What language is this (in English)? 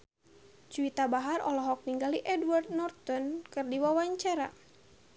Sundanese